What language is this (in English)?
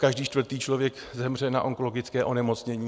Czech